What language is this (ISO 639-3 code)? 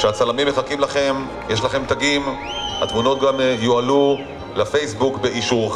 heb